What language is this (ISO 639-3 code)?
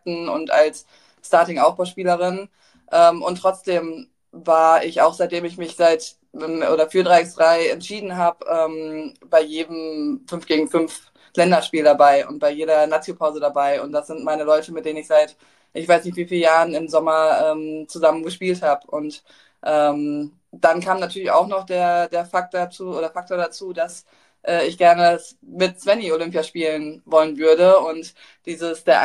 deu